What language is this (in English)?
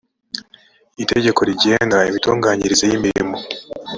Kinyarwanda